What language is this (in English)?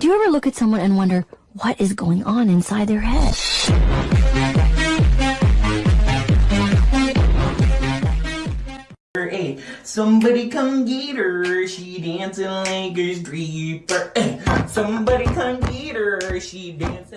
English